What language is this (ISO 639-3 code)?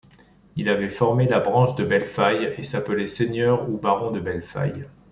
fra